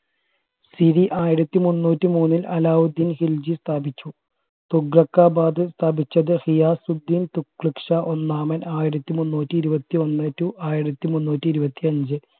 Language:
Malayalam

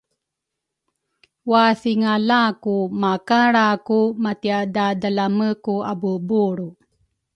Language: Rukai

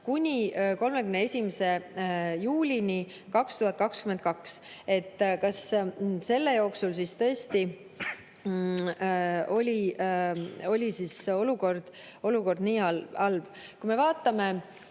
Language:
Estonian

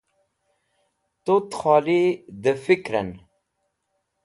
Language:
Wakhi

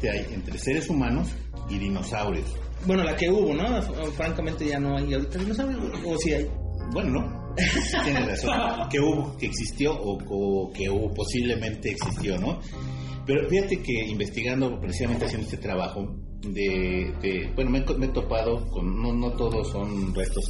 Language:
Spanish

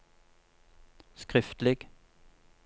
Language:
Norwegian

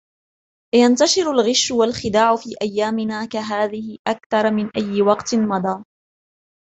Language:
Arabic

